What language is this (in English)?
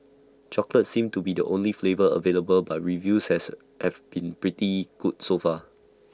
English